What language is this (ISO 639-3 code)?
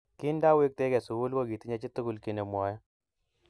kln